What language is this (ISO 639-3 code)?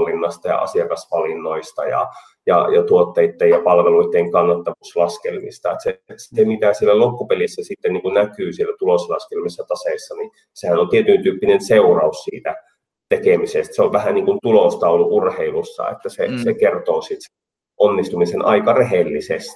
fin